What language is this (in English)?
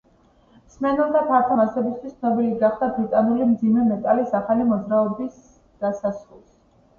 Georgian